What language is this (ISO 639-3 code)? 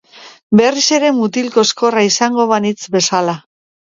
eus